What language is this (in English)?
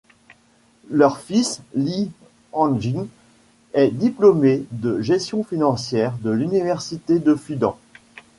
French